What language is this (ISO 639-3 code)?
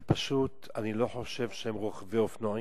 heb